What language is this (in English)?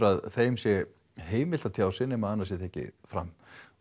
Icelandic